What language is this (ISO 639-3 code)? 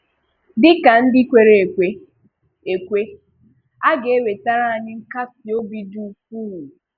ibo